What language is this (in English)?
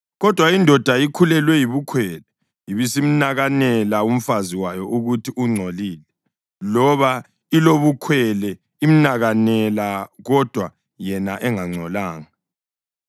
North Ndebele